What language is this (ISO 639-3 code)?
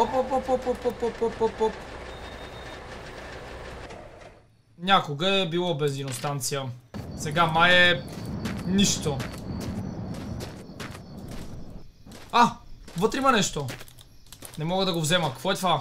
bul